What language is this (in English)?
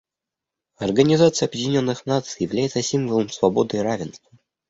Russian